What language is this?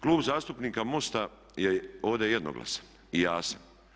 Croatian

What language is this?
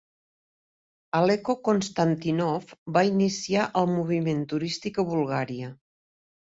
Catalan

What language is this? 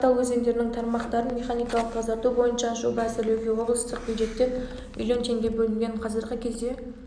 Kazakh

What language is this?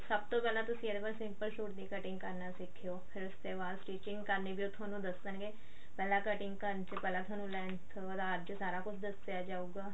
Punjabi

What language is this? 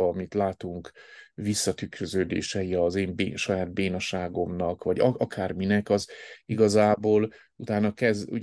Hungarian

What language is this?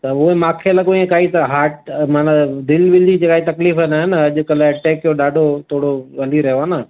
Sindhi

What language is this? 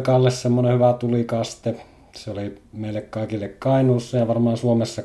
Finnish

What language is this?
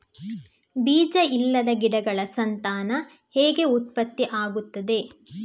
Kannada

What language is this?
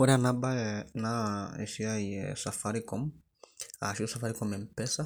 Masai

